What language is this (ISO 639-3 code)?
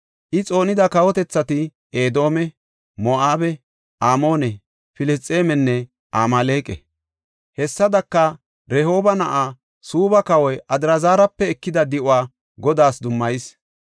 gof